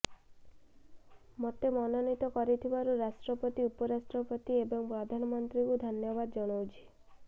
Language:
Odia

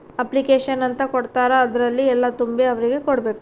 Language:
Kannada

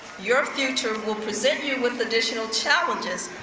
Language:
English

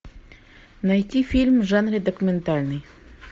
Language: Russian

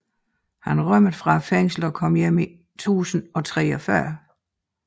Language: Danish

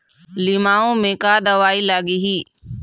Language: Chhattisgarhi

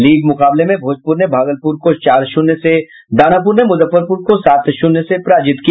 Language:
Hindi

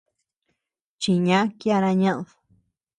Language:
Tepeuxila Cuicatec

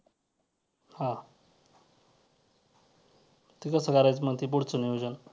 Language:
Marathi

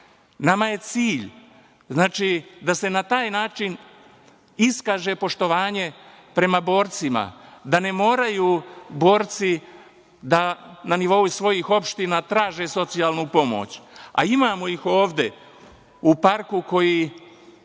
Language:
Serbian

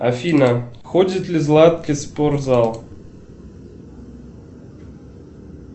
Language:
Russian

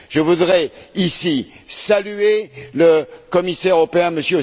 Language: French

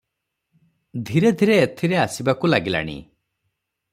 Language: Odia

